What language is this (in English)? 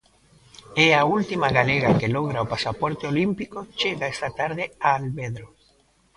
Galician